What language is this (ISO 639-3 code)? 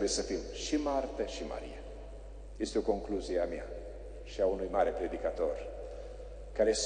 ron